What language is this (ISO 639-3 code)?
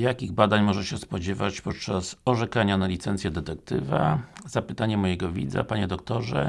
pol